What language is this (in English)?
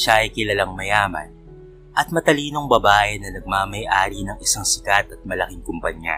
Filipino